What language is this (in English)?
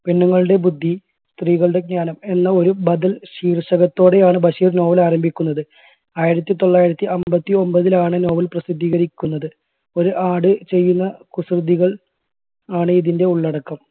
Malayalam